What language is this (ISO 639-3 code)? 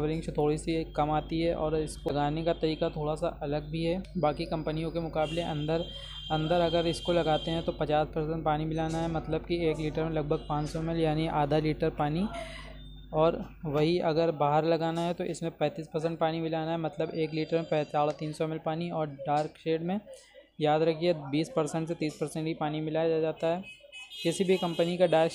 hin